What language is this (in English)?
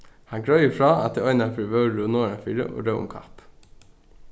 Faroese